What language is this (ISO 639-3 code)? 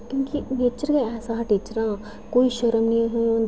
doi